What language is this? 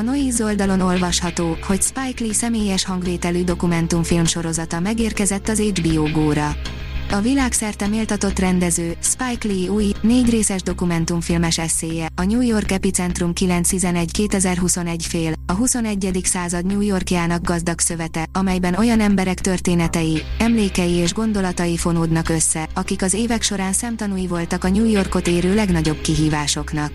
Hungarian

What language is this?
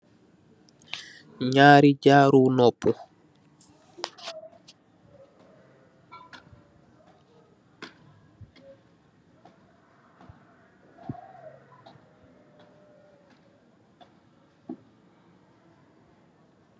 Wolof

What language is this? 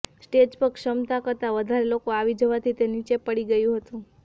Gujarati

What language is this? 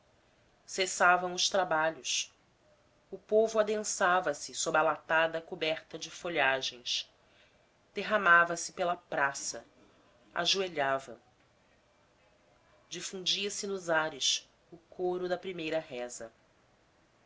Portuguese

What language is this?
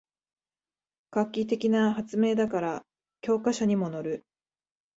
Japanese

